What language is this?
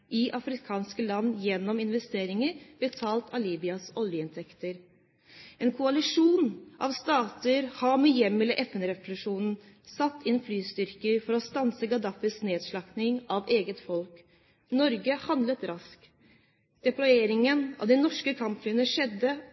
Norwegian Bokmål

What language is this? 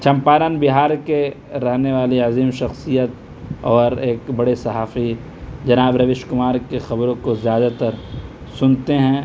Urdu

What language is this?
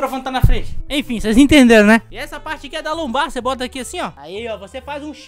Portuguese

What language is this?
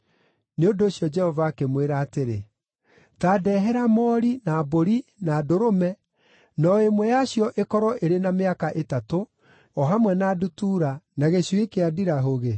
Kikuyu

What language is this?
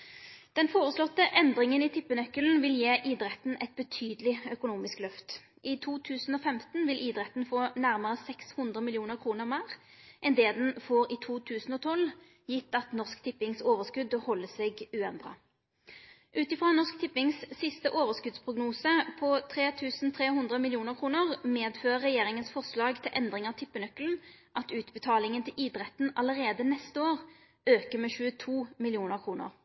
Norwegian Nynorsk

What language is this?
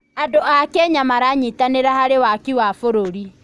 Kikuyu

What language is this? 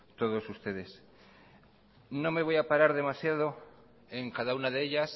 Spanish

